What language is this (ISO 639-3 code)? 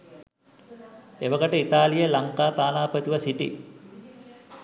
sin